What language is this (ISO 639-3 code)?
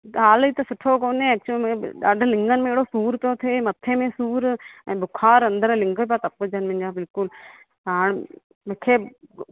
snd